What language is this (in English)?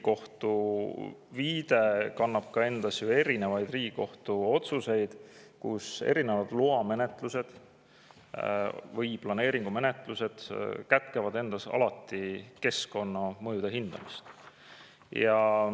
Estonian